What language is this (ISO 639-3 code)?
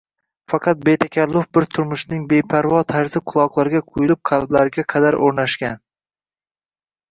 uzb